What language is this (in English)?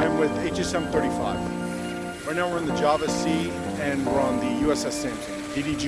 English